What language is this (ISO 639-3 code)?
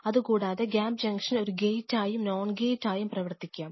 mal